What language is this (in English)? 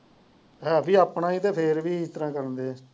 Punjabi